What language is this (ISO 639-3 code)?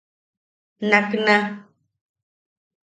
yaq